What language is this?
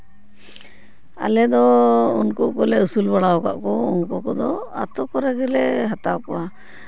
Santali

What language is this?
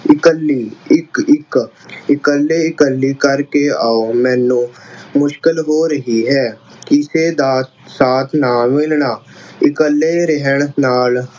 Punjabi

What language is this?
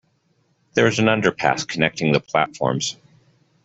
English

